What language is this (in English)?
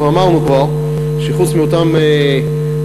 Hebrew